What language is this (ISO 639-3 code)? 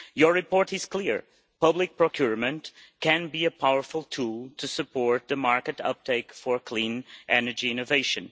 eng